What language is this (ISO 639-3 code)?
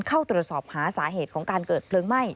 tha